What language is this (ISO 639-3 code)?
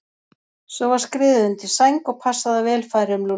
isl